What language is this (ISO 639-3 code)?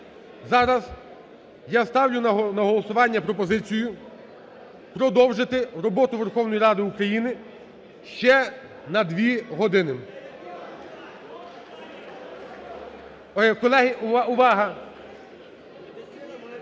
ukr